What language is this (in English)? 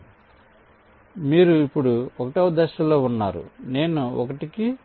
Telugu